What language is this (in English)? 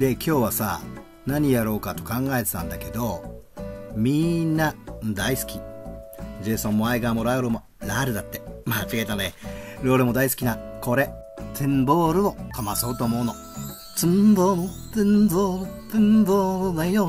Japanese